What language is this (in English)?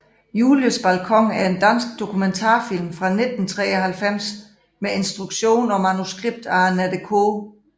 Danish